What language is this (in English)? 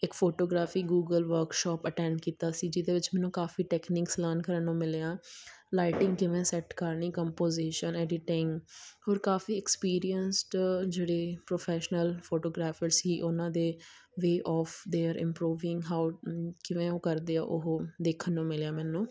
Punjabi